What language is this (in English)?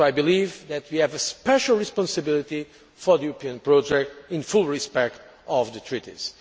English